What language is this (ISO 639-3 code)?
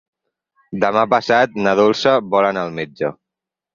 cat